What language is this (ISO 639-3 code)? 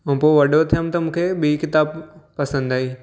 snd